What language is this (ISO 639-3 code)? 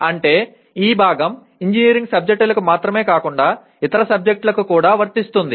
tel